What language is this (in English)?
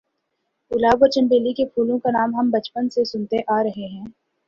Urdu